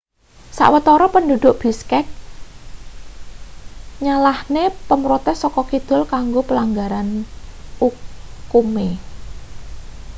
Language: Javanese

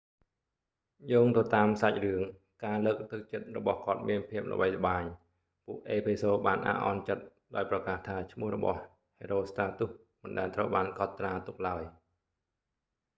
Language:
Khmer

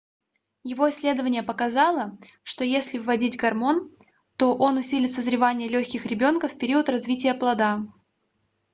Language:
Russian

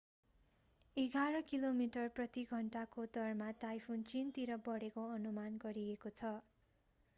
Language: Nepali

